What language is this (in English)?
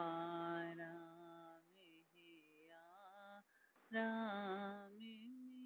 English